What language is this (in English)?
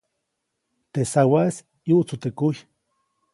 Copainalá Zoque